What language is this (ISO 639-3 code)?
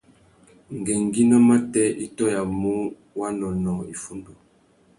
bag